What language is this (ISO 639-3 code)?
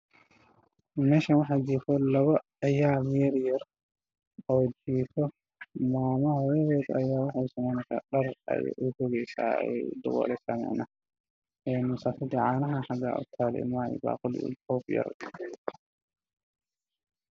som